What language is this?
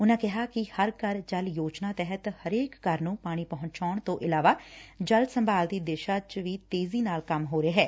Punjabi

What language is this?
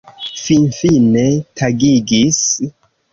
Esperanto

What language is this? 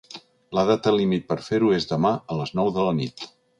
Catalan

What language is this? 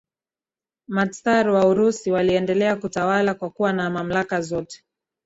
Swahili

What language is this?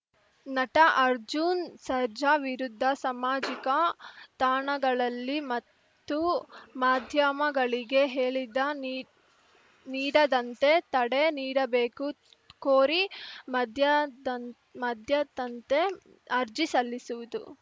Kannada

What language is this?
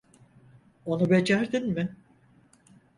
Turkish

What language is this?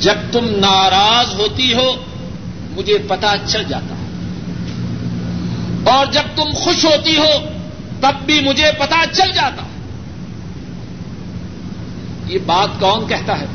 Urdu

